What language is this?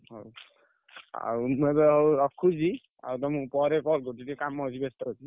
Odia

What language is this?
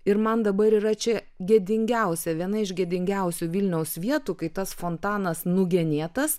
Lithuanian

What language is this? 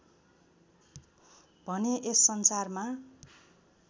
Nepali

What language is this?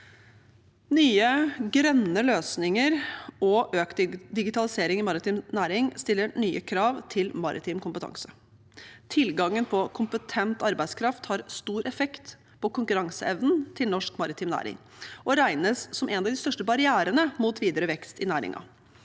Norwegian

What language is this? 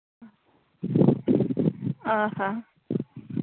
Santali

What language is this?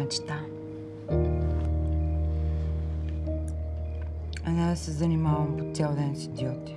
Bulgarian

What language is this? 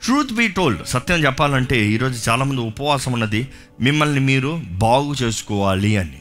Telugu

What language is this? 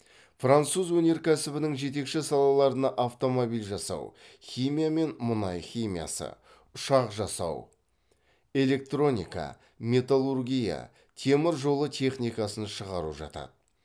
Kazakh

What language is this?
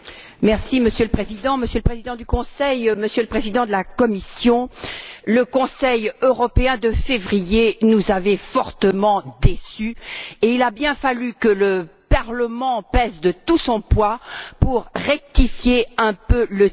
French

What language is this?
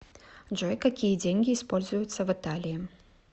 Russian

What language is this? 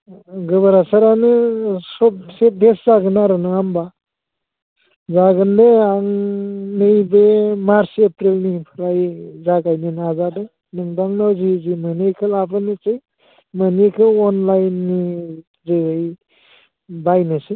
Bodo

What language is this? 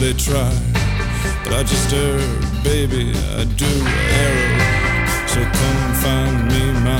Polish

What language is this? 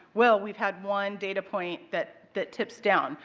English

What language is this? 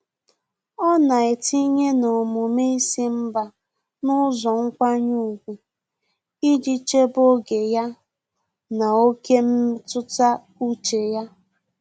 Igbo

